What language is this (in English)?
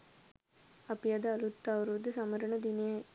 Sinhala